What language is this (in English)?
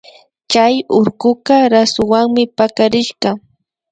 Imbabura Highland Quichua